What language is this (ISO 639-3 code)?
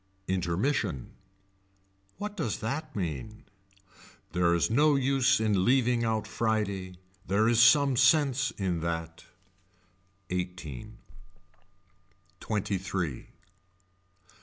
eng